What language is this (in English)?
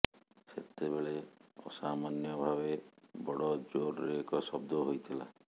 Odia